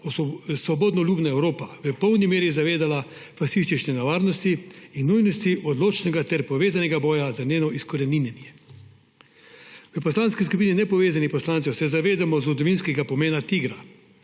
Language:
Slovenian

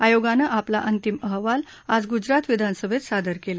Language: Marathi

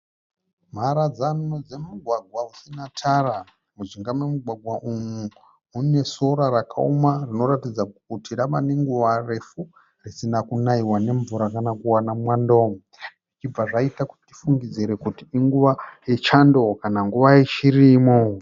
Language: Shona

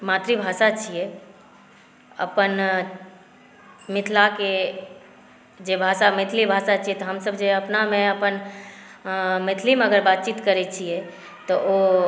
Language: Maithili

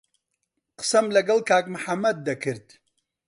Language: Central Kurdish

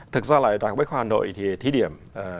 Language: Vietnamese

